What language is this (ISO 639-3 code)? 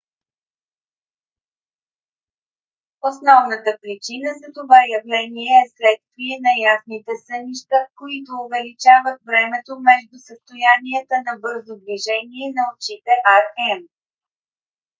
bul